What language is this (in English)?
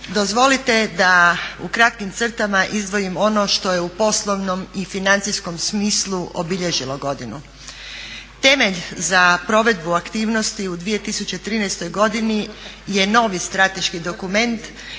Croatian